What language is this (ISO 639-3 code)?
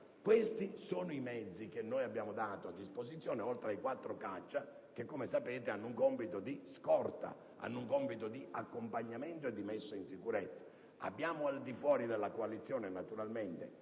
ita